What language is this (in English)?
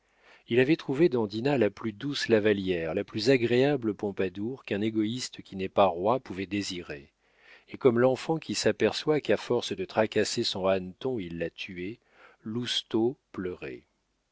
French